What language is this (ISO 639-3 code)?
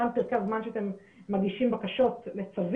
heb